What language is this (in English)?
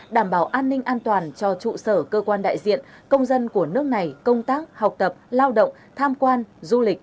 Vietnamese